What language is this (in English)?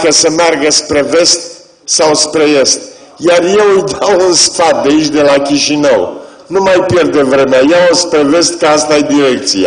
Romanian